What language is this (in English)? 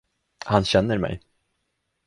Swedish